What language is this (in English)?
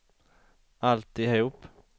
Swedish